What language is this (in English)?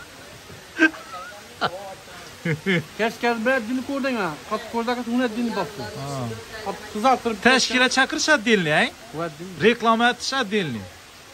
Turkish